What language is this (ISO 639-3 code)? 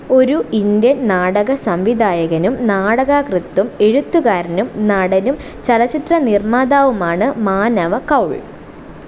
mal